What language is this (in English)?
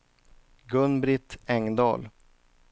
Swedish